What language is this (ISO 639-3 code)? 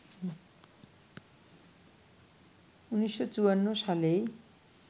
ben